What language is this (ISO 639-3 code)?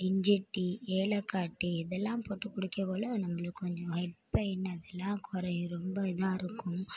tam